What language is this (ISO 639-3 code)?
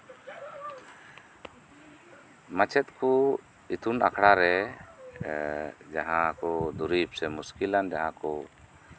sat